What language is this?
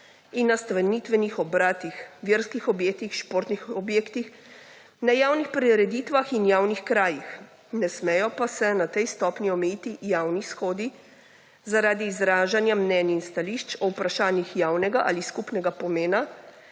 Slovenian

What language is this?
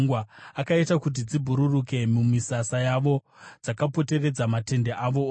Shona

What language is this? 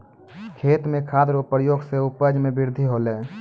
Maithili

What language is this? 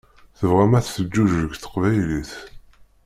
Kabyle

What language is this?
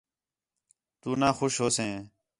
Khetrani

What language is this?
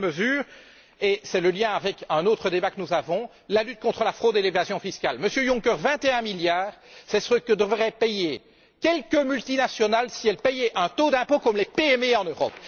French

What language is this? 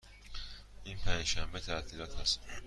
Persian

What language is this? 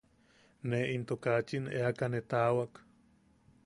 Yaqui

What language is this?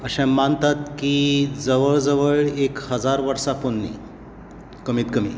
Konkani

